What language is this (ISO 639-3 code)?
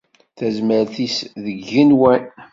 kab